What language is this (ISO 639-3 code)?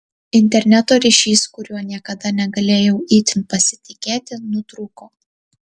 lit